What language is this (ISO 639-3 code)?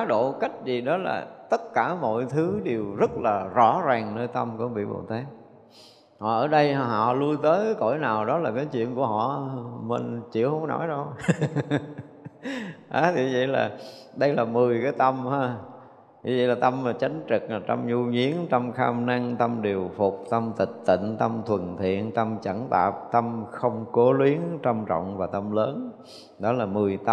vie